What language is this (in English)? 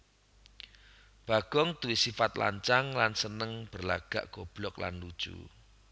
Javanese